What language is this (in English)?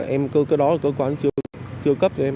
Vietnamese